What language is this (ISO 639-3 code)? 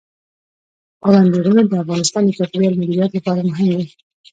pus